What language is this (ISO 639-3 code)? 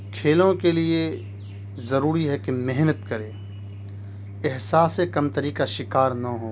urd